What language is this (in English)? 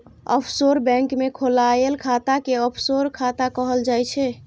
Maithili